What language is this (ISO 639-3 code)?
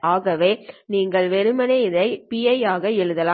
tam